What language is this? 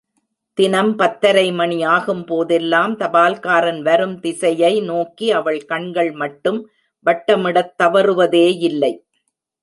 Tamil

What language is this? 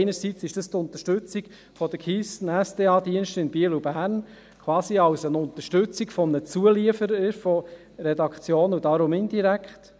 Swiss German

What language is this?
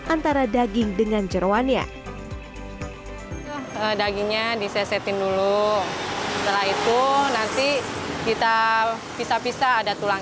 Indonesian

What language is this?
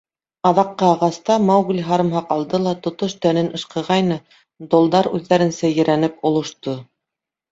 Bashkir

